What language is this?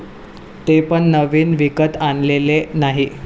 Marathi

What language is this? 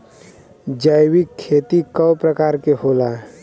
Bhojpuri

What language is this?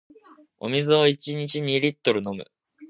Japanese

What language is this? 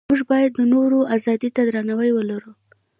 Pashto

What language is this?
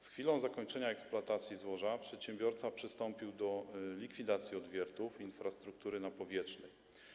Polish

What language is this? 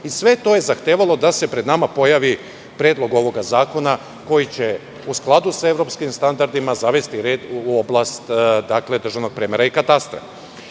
Serbian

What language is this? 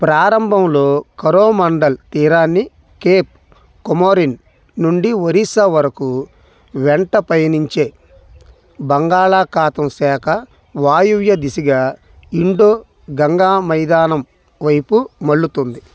Telugu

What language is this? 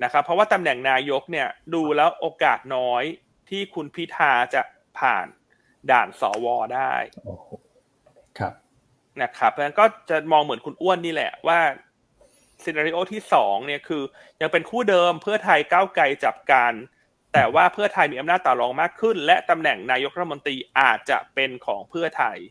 Thai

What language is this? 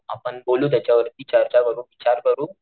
Marathi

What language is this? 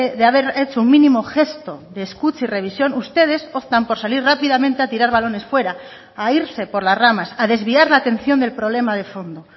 Spanish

